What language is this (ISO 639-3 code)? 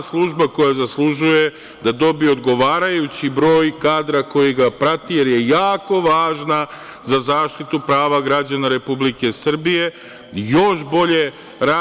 srp